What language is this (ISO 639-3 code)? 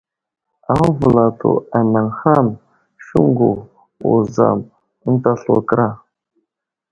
udl